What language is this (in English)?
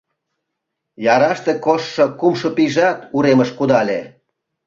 Mari